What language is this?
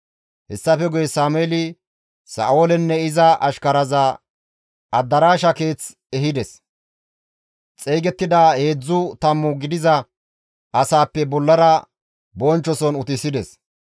Gamo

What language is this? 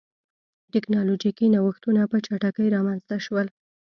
Pashto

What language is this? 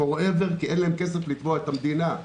Hebrew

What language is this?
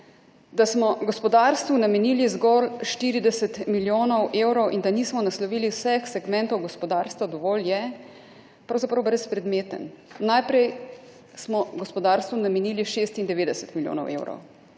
Slovenian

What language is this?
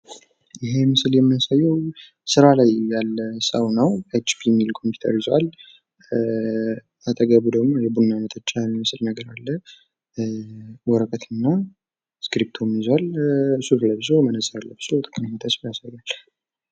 Amharic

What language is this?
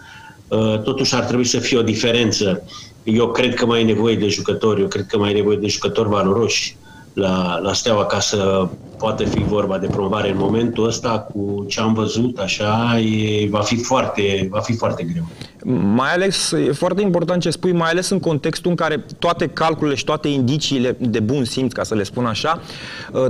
Romanian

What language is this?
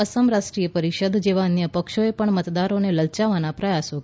Gujarati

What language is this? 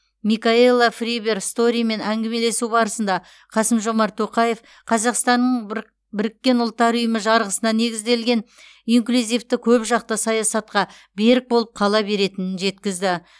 Kazakh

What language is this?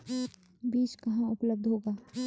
Hindi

